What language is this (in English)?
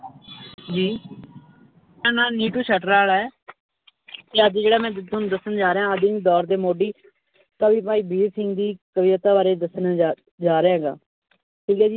Punjabi